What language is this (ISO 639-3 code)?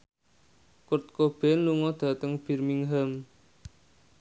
jav